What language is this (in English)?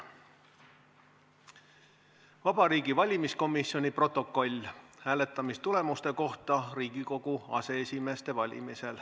Estonian